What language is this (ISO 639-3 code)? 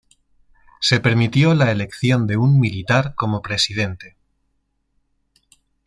spa